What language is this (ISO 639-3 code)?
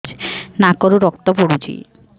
ori